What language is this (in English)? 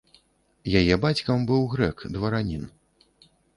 Belarusian